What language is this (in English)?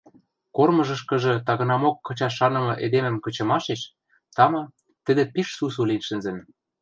Western Mari